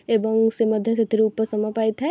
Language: Odia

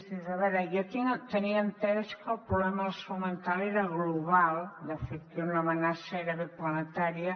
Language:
Catalan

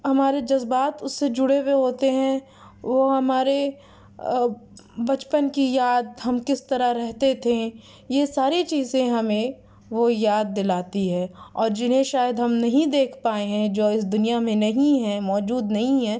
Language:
Urdu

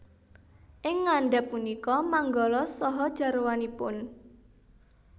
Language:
Javanese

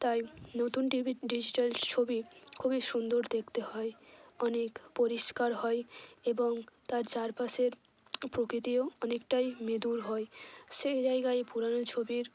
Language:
Bangla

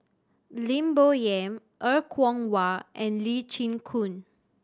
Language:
English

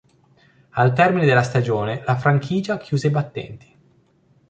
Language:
Italian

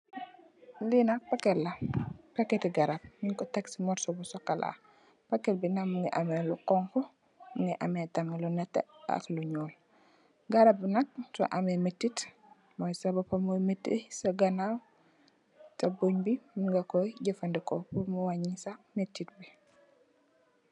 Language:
Wolof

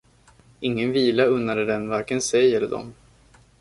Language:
Swedish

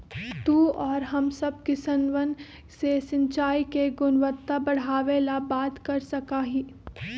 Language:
Magahi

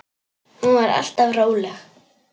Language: Icelandic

